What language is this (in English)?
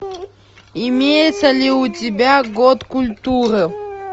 Russian